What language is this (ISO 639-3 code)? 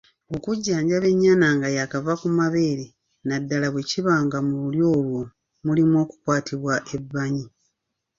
lug